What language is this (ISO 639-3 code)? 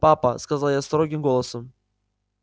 rus